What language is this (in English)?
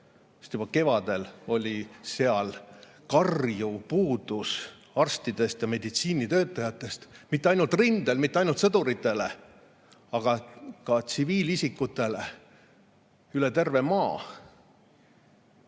Estonian